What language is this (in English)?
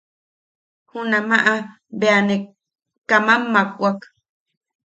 Yaqui